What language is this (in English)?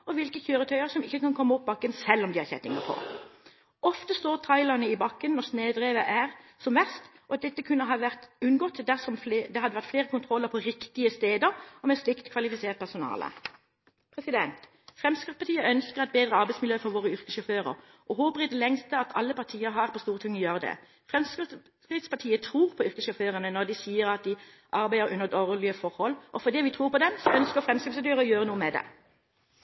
Norwegian Bokmål